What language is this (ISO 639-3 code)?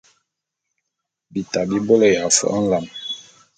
bum